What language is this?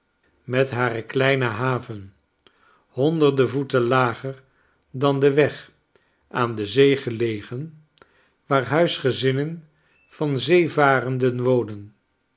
Dutch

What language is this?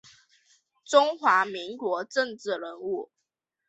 Chinese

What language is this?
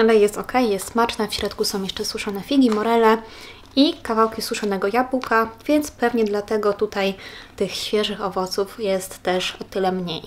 Polish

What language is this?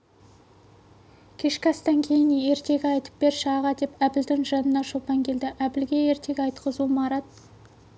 Kazakh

